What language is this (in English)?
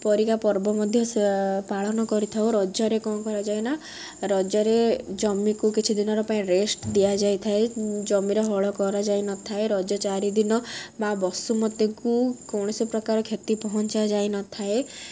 Odia